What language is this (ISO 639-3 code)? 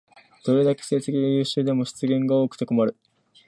jpn